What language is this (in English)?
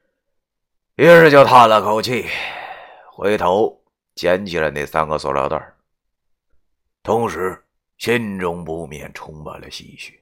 Chinese